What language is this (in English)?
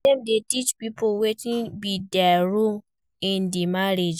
Nigerian Pidgin